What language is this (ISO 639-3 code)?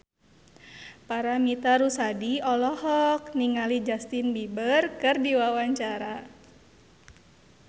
sun